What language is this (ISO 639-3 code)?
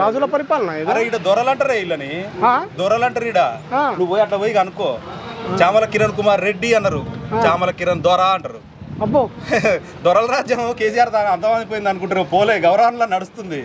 tel